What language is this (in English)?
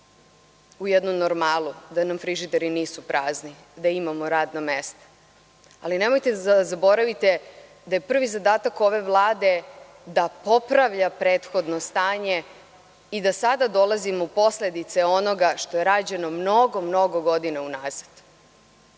Serbian